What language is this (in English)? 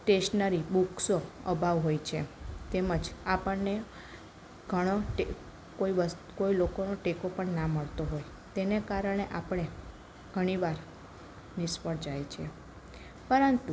Gujarati